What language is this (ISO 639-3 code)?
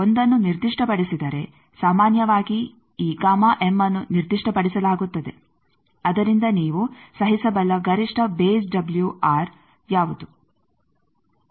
kan